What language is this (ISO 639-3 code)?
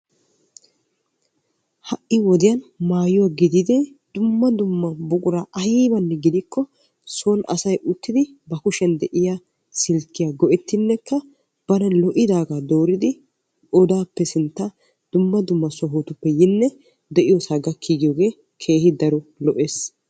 wal